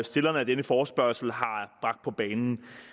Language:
Danish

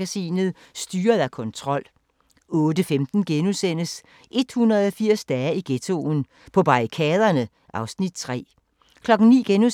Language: Danish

